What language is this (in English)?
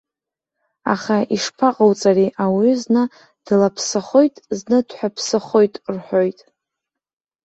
Abkhazian